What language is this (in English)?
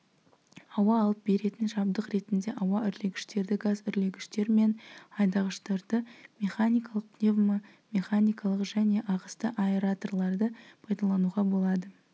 Kazakh